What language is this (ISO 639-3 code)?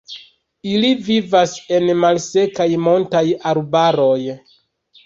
epo